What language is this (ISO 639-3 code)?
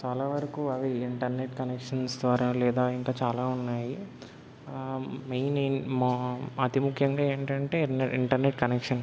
tel